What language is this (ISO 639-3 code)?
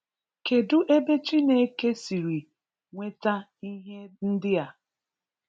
ibo